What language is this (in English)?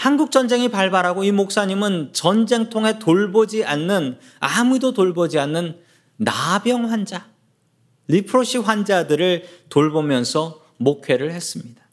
Korean